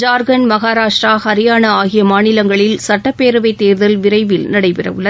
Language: Tamil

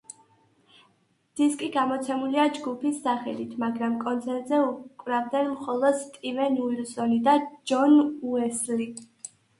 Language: Georgian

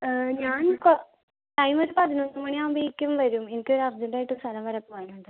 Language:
Malayalam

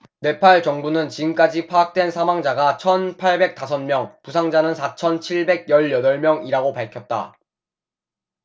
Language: Korean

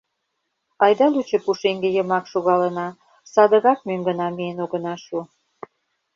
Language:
Mari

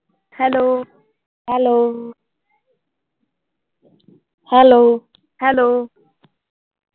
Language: Punjabi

